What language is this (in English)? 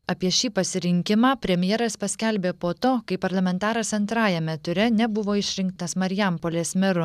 Lithuanian